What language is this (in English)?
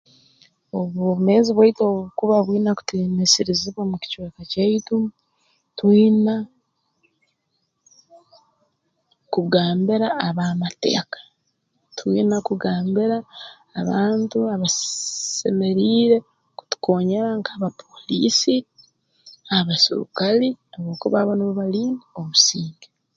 Tooro